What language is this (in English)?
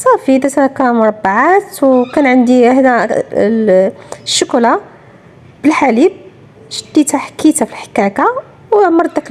Arabic